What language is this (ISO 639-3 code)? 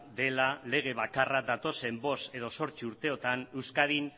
eus